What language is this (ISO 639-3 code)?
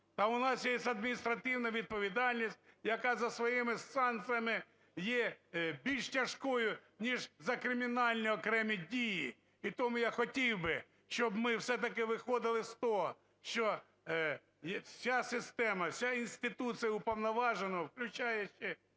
ukr